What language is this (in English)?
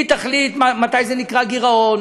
Hebrew